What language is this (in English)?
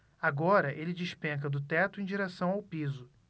Portuguese